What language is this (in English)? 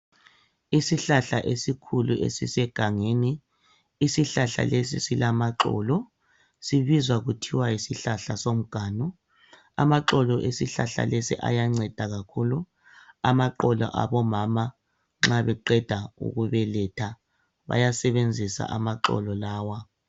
North Ndebele